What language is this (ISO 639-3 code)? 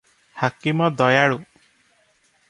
ori